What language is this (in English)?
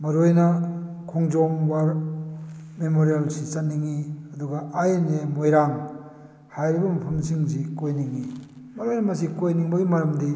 Manipuri